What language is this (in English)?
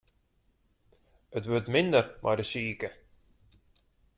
Western Frisian